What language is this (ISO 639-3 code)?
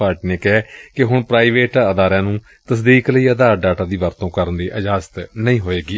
pan